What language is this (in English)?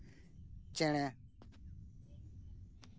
Santali